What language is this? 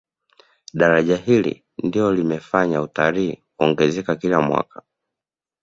Swahili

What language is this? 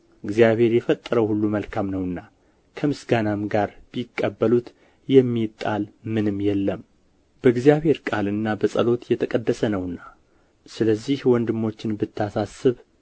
Amharic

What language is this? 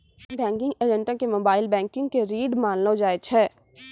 Maithili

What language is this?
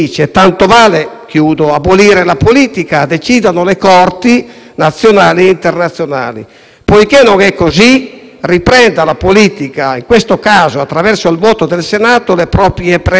Italian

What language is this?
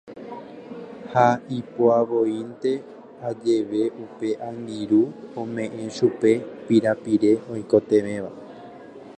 Guarani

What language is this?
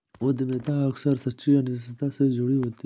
Hindi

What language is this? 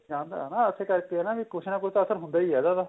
Punjabi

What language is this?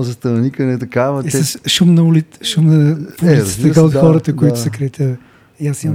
Bulgarian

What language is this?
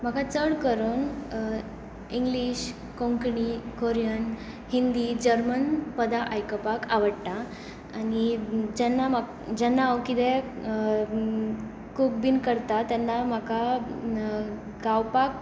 Konkani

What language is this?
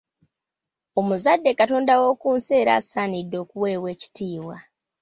Ganda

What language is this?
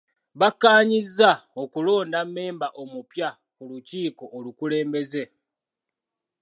Ganda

